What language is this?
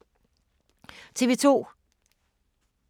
Danish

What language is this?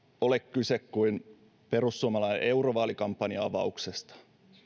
Finnish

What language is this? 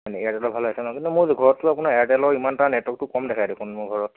Assamese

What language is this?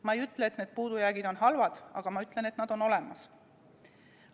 Estonian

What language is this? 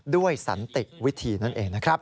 Thai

